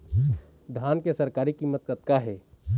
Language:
Chhattisgarhi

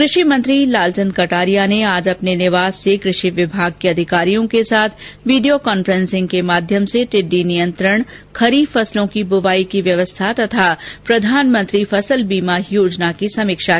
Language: Hindi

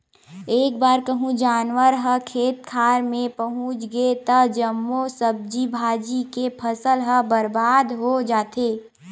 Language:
Chhattisgarhi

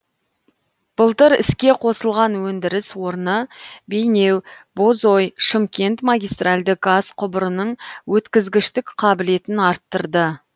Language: Kazakh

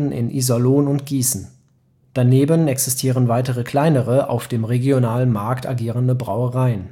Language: German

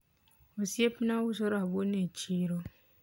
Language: Luo (Kenya and Tanzania)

